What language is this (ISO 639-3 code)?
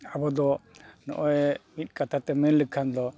sat